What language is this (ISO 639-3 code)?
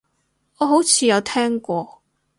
yue